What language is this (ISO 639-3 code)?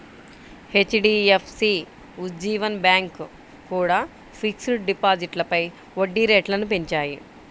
tel